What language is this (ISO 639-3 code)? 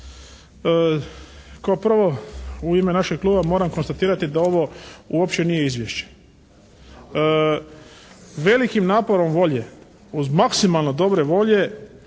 hrv